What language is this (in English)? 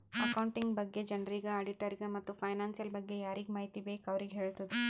Kannada